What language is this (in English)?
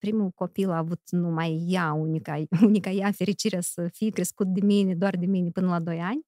Romanian